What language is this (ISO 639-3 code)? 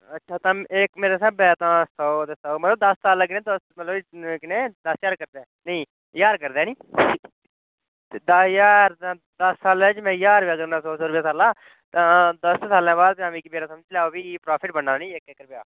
doi